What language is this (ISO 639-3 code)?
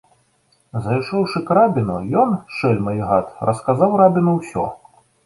bel